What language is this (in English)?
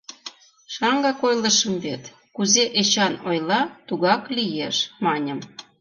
Mari